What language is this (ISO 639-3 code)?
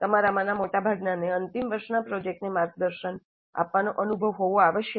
guj